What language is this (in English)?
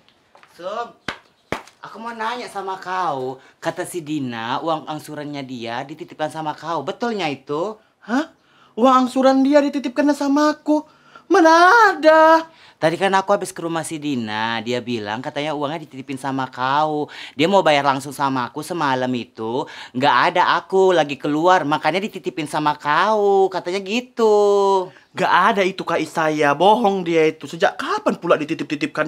Indonesian